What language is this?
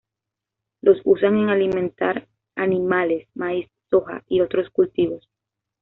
Spanish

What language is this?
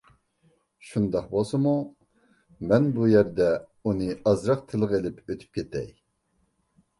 Uyghur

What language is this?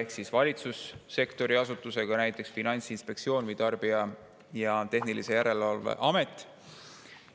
Estonian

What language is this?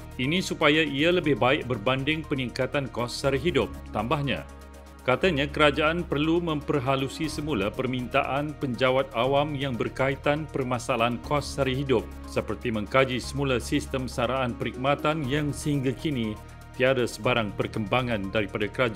Malay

